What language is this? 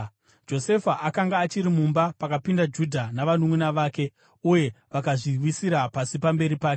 Shona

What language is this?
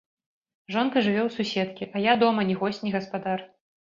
Belarusian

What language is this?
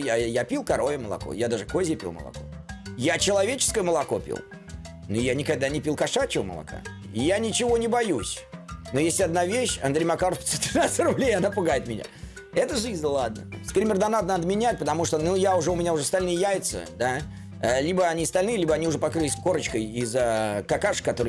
Russian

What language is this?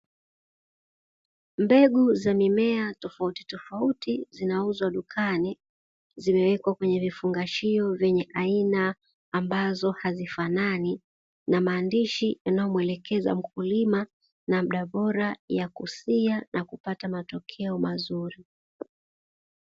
Swahili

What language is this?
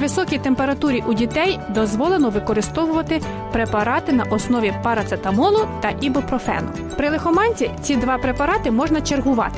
Ukrainian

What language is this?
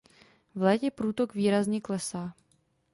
Czech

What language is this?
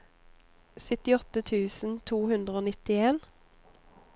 Norwegian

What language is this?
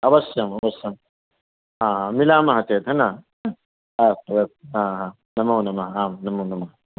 Sanskrit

